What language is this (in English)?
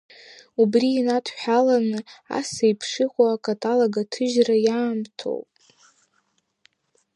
Abkhazian